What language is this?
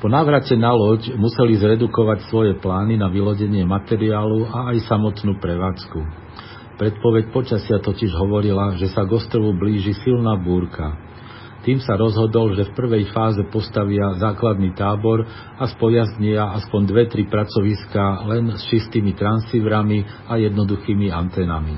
Slovak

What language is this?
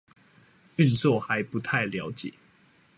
Chinese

